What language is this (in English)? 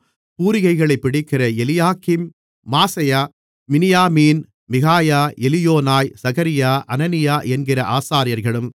Tamil